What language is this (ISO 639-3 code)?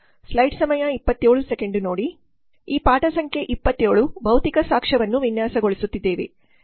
kan